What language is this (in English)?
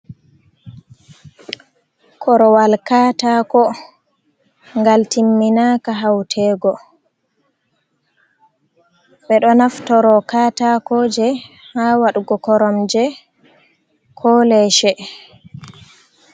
Fula